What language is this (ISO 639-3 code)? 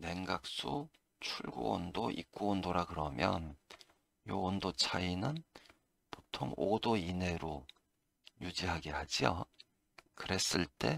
kor